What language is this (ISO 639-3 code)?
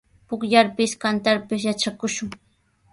qws